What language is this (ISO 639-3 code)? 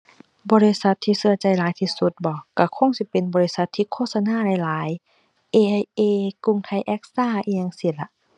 tha